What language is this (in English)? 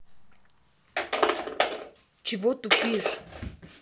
Russian